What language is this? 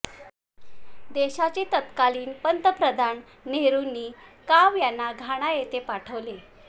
Marathi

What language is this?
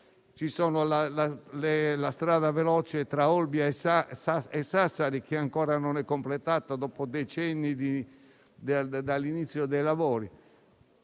Italian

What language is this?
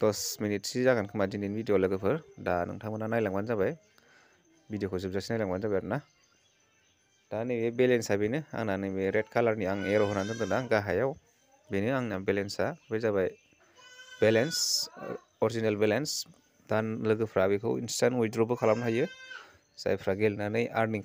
Bangla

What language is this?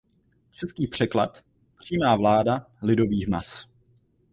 Czech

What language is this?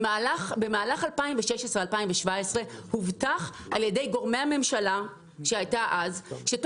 Hebrew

